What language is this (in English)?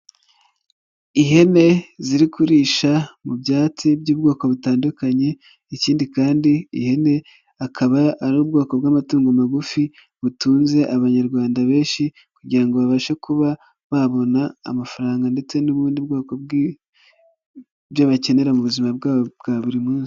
Kinyarwanda